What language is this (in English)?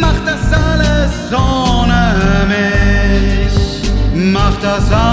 German